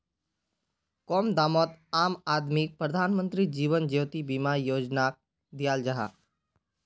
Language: Magahi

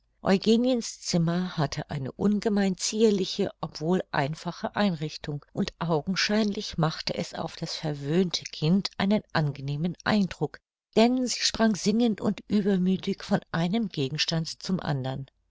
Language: German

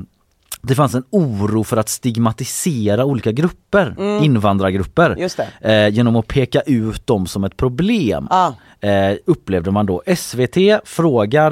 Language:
Swedish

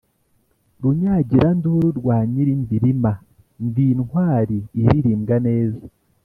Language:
Kinyarwanda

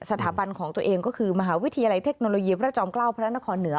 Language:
Thai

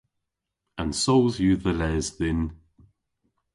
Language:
Cornish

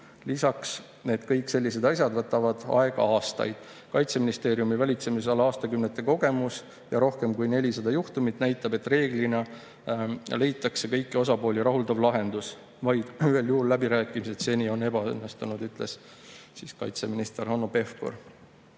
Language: Estonian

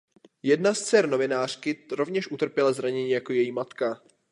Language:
Czech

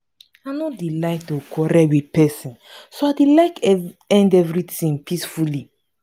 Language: Nigerian Pidgin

